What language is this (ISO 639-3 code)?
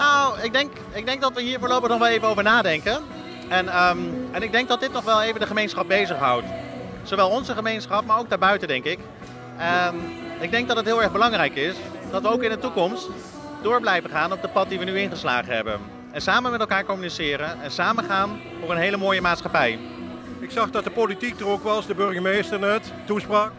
nld